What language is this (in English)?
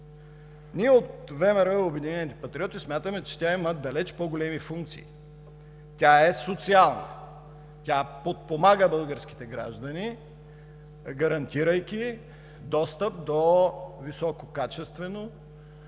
Bulgarian